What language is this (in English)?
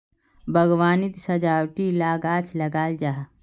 Magahi